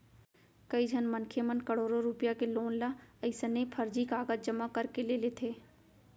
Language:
Chhattisgarhi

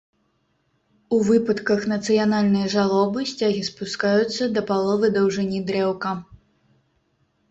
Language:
Belarusian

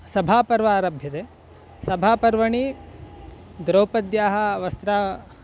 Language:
Sanskrit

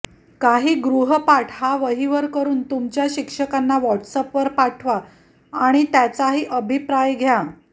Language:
Marathi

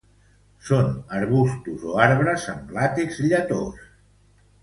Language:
Catalan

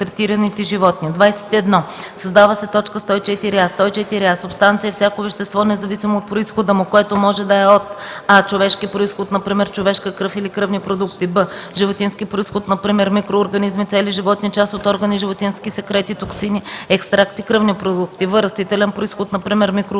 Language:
Bulgarian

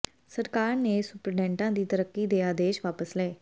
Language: Punjabi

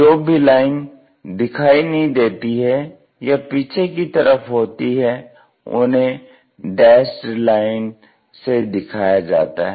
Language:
Hindi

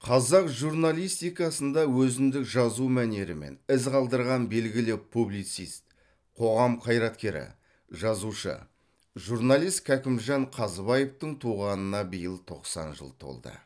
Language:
Kazakh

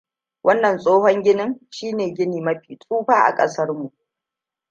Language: Hausa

